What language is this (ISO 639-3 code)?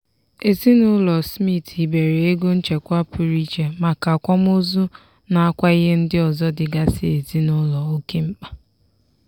ibo